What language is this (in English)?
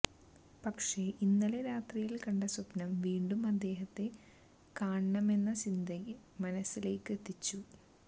Malayalam